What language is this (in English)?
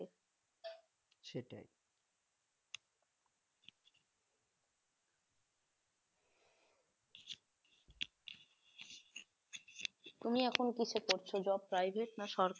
Bangla